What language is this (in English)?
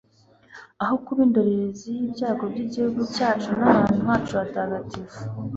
Kinyarwanda